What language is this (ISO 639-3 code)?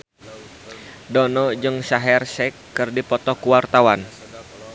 sun